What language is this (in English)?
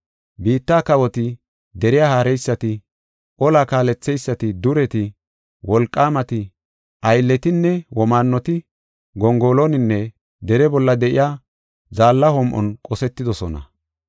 Gofa